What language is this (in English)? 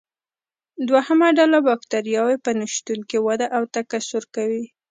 Pashto